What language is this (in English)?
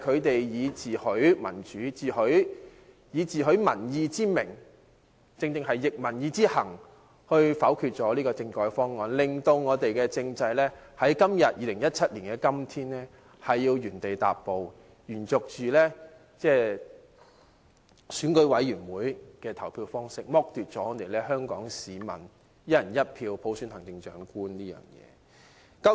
Cantonese